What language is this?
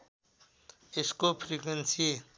Nepali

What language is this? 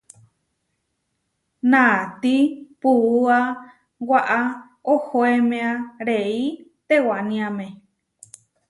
Huarijio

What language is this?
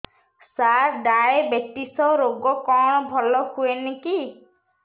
Odia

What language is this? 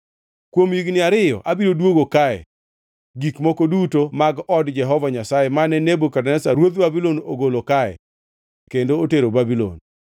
Luo (Kenya and Tanzania)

